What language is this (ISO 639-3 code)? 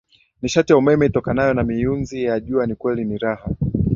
swa